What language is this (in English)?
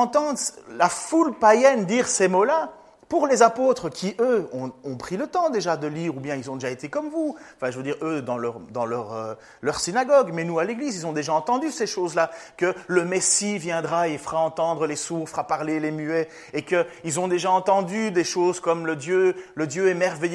French